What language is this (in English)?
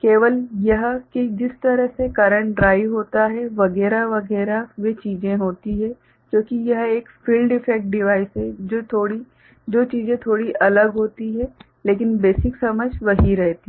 Hindi